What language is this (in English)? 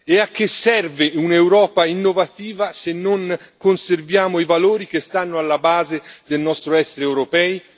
Italian